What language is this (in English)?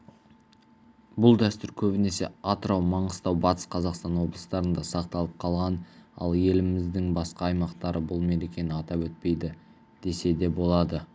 Kazakh